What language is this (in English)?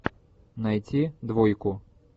Russian